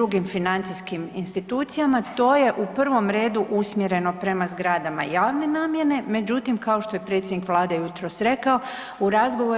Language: Croatian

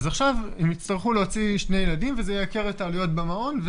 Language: Hebrew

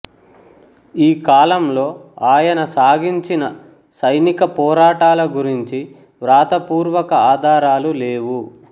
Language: Telugu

